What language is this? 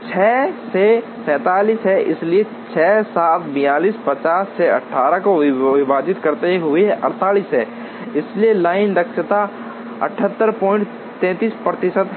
Hindi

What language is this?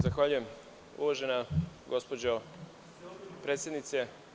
Serbian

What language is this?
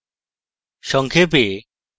Bangla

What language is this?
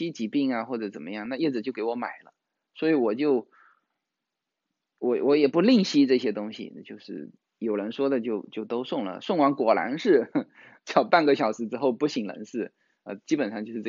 Chinese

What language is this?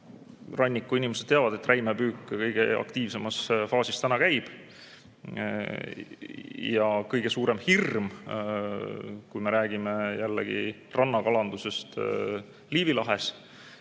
Estonian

